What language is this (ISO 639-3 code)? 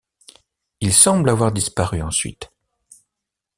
fra